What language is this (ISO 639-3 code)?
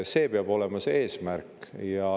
est